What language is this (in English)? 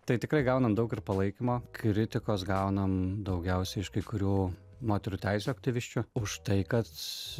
Lithuanian